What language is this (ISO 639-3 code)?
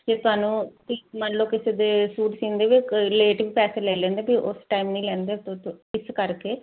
pan